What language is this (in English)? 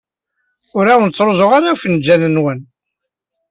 Kabyle